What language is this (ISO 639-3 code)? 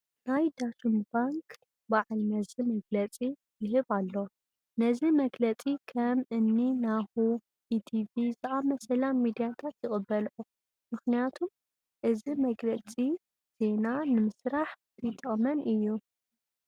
tir